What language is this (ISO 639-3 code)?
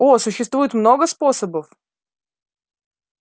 rus